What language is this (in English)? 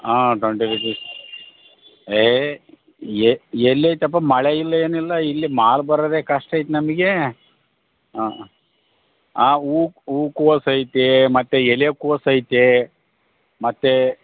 Kannada